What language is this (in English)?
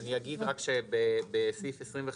Hebrew